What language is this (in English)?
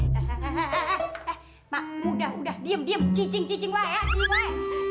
Indonesian